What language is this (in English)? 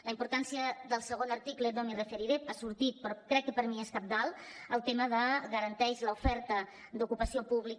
Catalan